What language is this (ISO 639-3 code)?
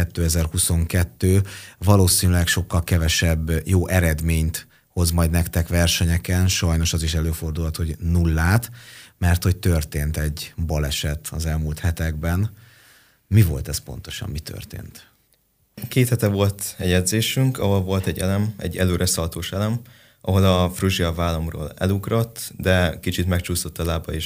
hun